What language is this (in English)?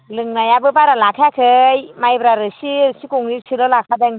Bodo